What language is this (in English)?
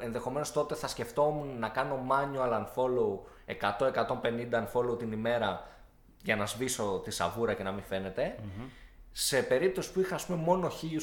Greek